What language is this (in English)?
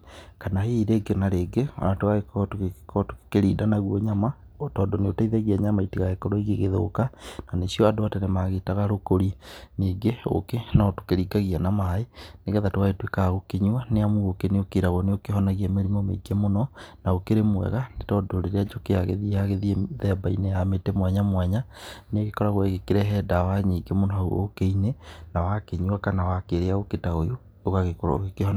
Kikuyu